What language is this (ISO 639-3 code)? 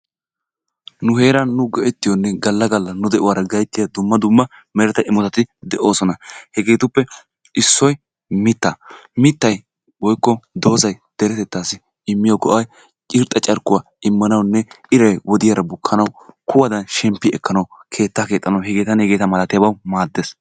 wal